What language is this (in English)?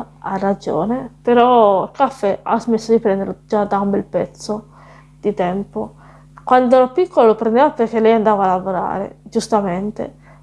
Italian